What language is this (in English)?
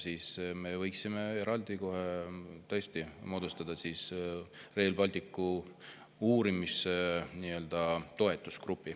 Estonian